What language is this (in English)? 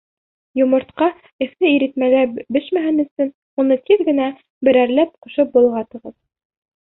Bashkir